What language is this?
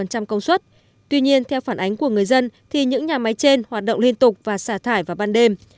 Vietnamese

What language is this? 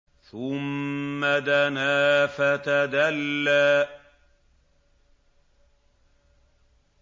Arabic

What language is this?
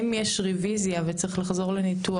Hebrew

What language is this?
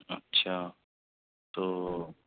Urdu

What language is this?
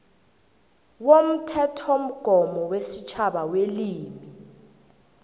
South Ndebele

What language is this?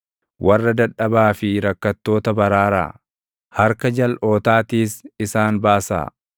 Oromo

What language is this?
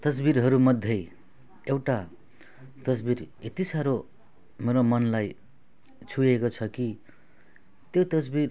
Nepali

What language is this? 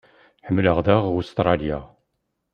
Kabyle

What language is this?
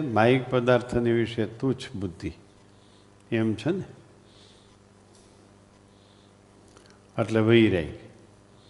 Gujarati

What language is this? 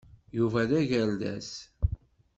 Kabyle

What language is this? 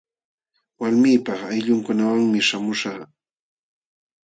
Jauja Wanca Quechua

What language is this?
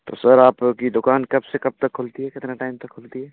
Hindi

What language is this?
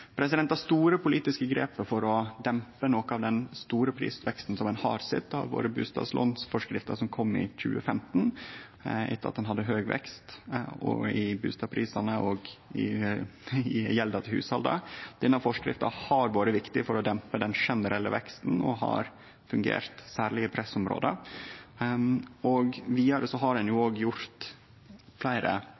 Norwegian Nynorsk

